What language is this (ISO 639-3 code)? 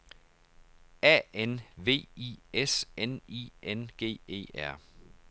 dan